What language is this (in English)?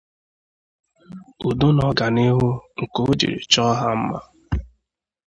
Igbo